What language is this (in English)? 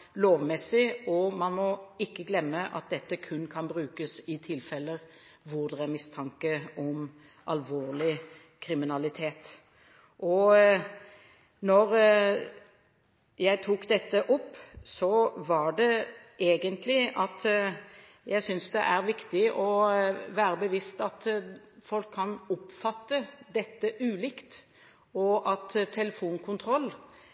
Norwegian Bokmål